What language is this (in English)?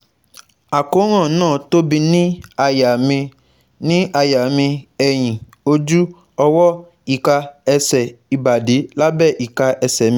Yoruba